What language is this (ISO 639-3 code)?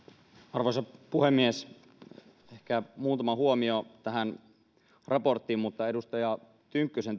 fin